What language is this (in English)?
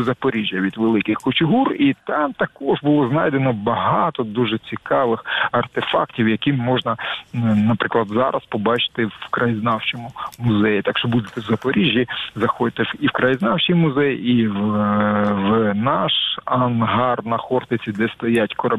Ukrainian